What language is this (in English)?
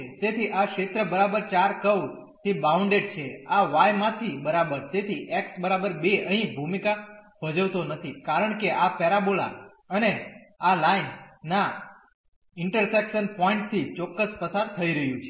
Gujarati